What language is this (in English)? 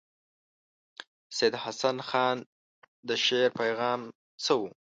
Pashto